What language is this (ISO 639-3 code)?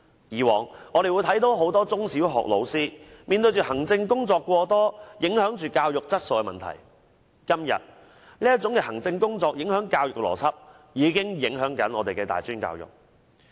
yue